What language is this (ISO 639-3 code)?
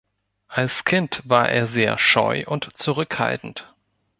deu